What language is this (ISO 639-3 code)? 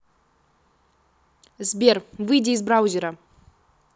rus